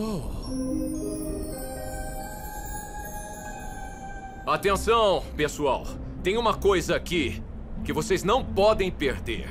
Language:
Portuguese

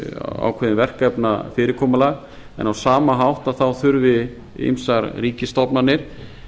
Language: Icelandic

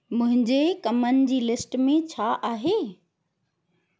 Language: Sindhi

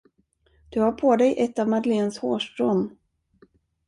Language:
Swedish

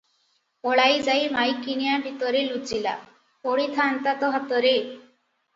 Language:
Odia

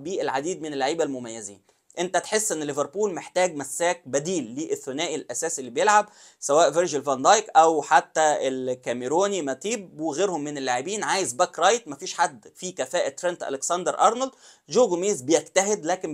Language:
Arabic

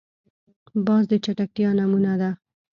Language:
Pashto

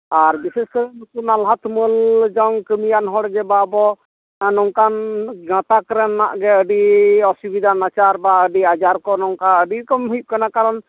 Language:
Santali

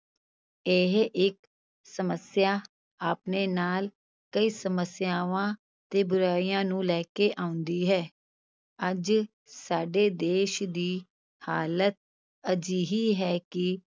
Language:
Punjabi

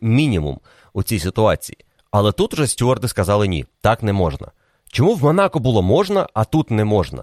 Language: Ukrainian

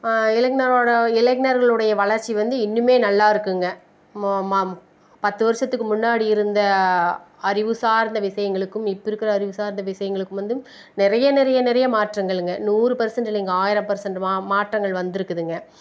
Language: Tamil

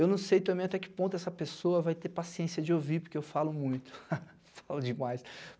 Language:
Portuguese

